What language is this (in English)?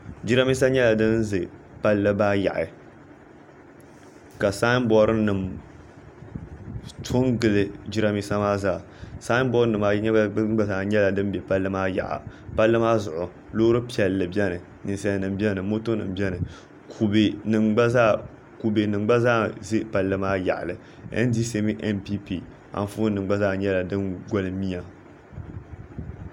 Dagbani